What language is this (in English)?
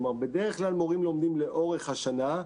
Hebrew